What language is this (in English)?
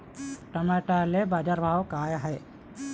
Marathi